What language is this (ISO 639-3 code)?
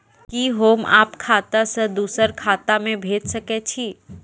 mai